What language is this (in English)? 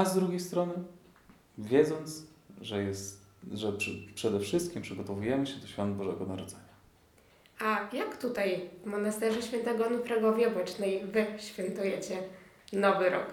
Polish